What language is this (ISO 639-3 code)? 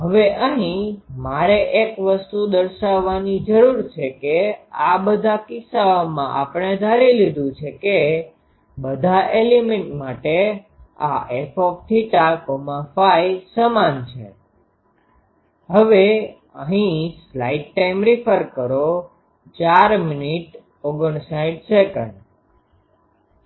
guj